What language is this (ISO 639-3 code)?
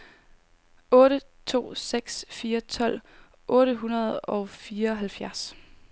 dan